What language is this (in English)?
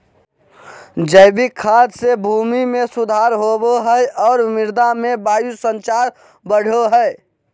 Magahi